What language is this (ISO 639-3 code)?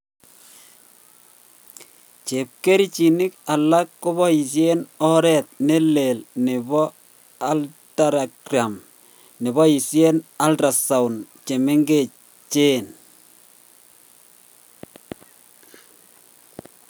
kln